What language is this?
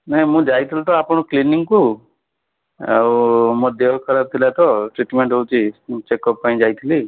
Odia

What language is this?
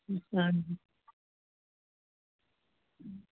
Dogri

